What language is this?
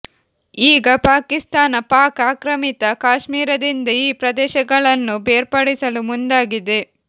Kannada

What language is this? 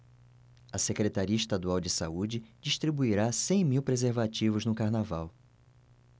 Portuguese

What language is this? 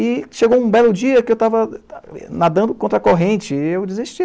Portuguese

